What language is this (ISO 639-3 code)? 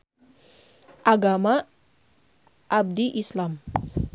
sun